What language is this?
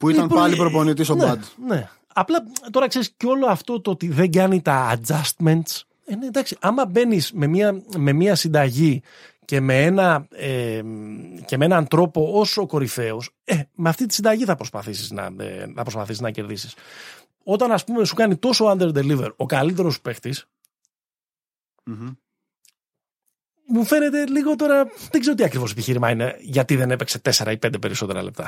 Greek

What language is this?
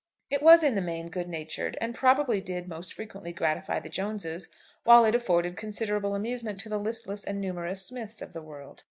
English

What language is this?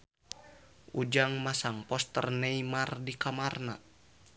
Sundanese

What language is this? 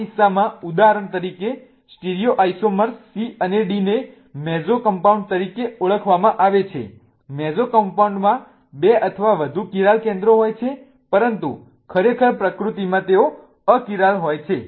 Gujarati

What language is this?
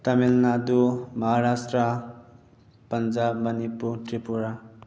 Manipuri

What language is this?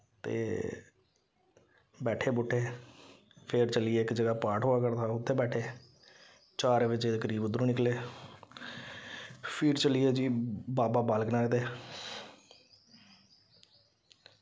Dogri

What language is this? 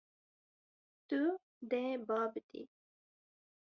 Kurdish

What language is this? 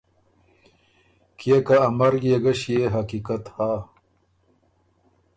Ormuri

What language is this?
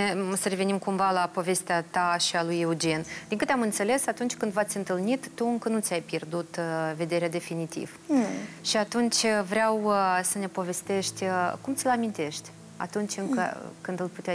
Romanian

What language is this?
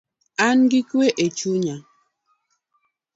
Luo (Kenya and Tanzania)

